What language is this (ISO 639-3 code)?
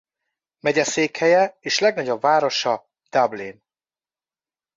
hun